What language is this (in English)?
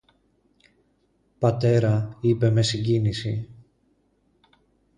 Greek